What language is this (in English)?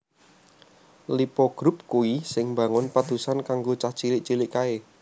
Javanese